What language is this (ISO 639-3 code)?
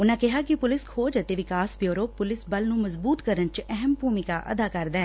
pan